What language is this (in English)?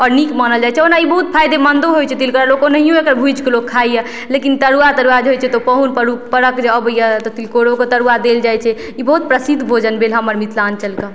Maithili